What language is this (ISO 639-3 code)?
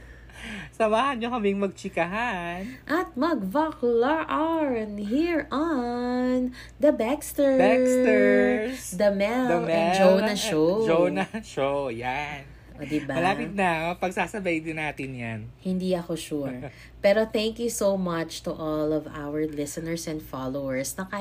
fil